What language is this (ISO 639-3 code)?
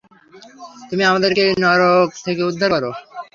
ben